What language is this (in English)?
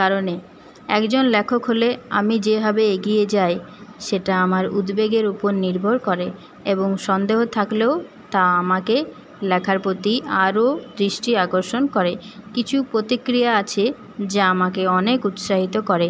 Bangla